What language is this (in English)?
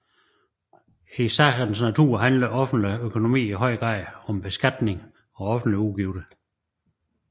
Danish